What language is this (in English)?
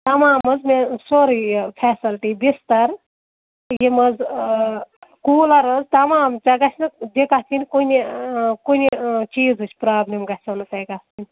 Kashmiri